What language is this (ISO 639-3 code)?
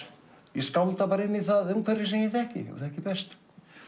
isl